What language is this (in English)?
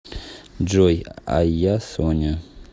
Russian